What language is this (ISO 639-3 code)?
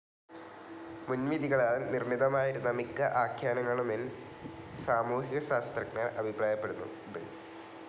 mal